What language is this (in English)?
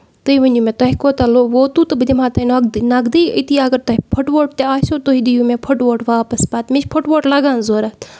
Kashmiri